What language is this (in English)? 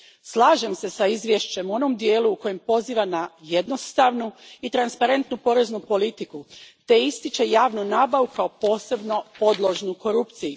Croatian